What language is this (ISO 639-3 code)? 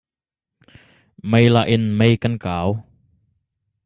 cnh